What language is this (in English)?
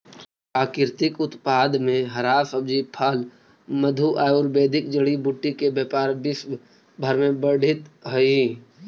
Magahi